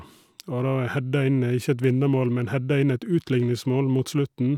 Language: Norwegian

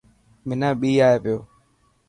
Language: Dhatki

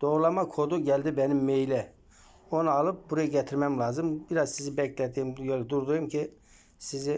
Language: Turkish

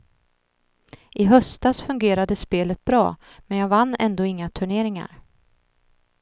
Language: Swedish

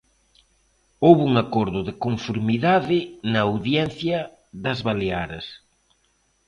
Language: Galician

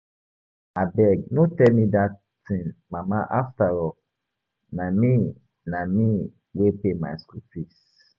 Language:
Nigerian Pidgin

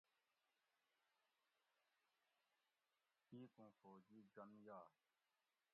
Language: Gawri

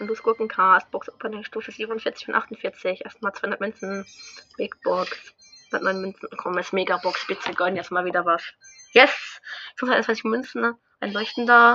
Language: German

